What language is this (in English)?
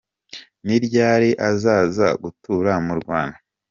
Kinyarwanda